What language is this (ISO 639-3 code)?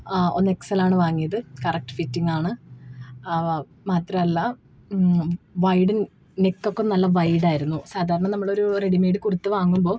mal